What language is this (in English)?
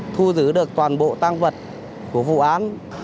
Vietnamese